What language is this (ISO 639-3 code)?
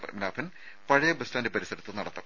mal